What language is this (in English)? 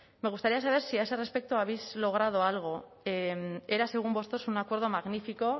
Spanish